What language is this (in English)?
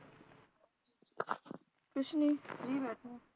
Punjabi